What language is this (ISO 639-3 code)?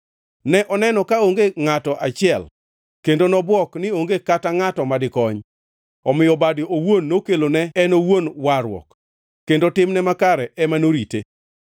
luo